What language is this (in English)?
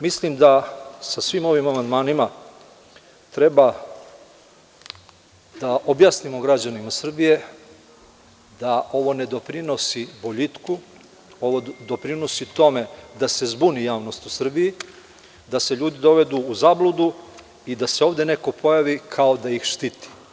Serbian